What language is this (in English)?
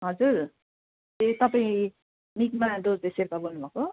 Nepali